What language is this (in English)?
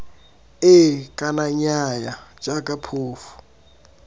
Tswana